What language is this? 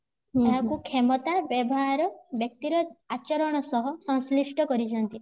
Odia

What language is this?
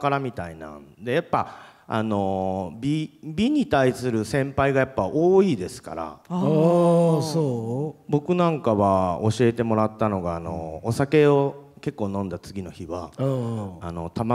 Japanese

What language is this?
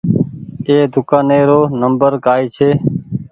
Goaria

